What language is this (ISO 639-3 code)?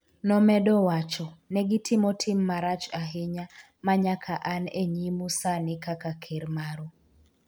luo